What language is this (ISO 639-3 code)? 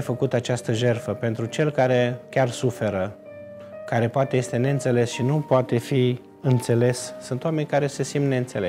ron